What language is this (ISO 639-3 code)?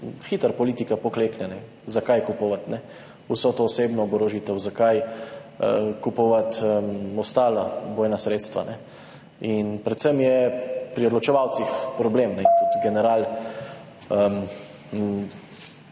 slv